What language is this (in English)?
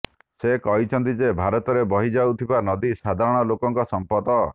Odia